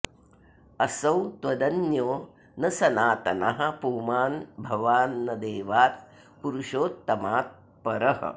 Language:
Sanskrit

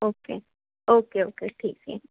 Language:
Marathi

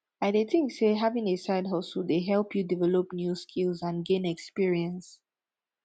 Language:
Nigerian Pidgin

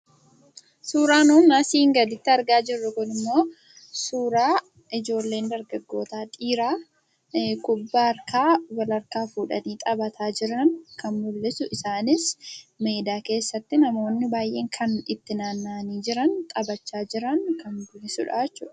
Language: Oromo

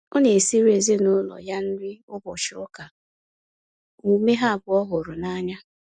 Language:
Igbo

